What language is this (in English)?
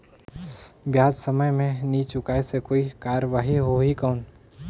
Chhattisgarhi